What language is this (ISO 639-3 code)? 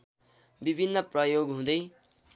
nep